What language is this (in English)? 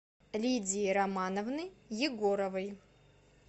Russian